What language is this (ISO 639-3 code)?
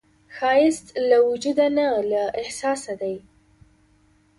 pus